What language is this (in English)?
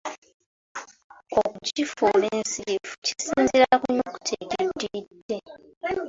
Ganda